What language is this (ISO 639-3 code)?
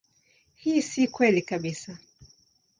swa